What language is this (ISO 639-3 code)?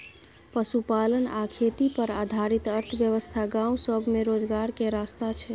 mai